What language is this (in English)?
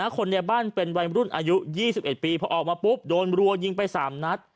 Thai